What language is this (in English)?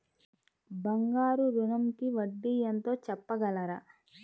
Telugu